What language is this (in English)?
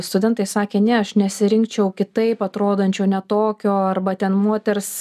Lithuanian